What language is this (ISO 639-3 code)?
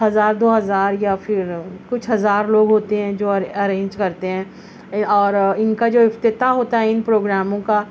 urd